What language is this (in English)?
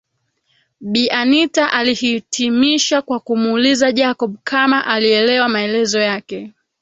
Swahili